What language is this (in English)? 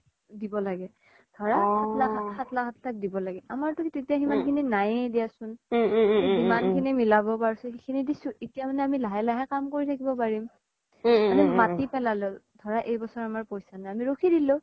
Assamese